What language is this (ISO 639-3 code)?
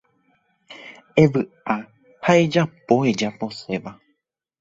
grn